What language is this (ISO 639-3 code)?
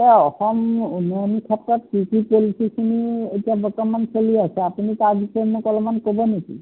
asm